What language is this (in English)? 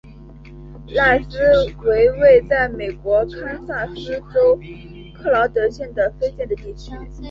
Chinese